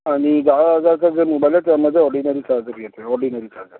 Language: Marathi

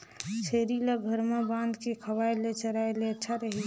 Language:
Chhattisgarhi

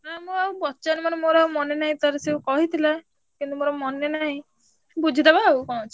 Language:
Odia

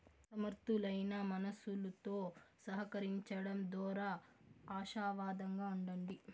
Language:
Telugu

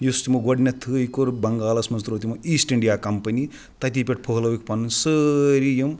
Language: Kashmiri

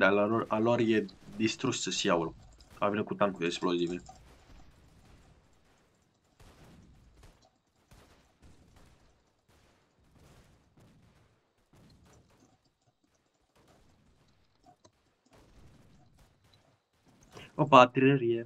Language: Romanian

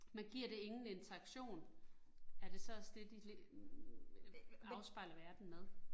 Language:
Danish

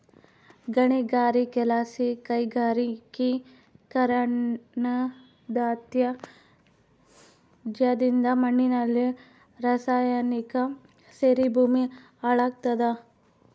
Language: Kannada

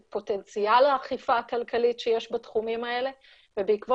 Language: Hebrew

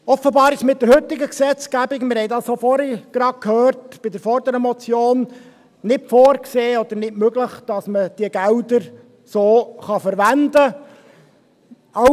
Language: Swiss German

